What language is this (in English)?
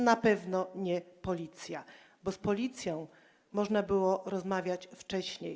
Polish